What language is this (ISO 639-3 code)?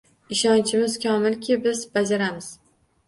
uzb